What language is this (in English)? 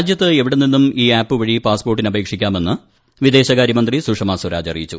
Malayalam